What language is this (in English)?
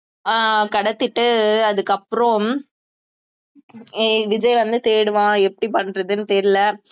Tamil